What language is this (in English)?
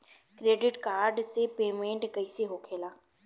Bhojpuri